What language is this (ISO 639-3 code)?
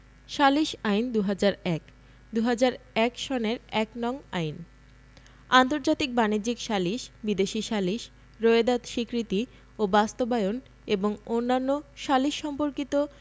ben